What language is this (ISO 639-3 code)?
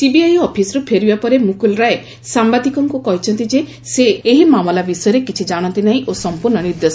ori